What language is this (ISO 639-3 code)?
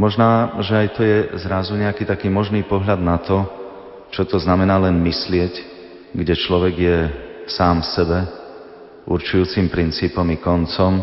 slk